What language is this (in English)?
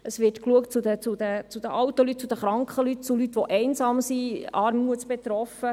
Swiss German